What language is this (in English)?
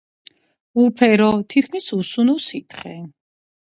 Georgian